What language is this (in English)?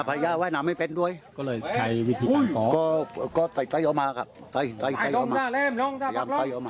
Thai